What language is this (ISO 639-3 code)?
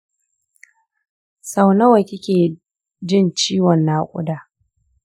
hau